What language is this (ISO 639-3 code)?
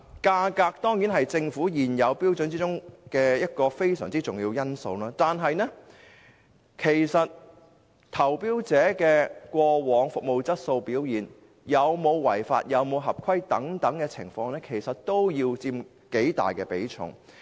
yue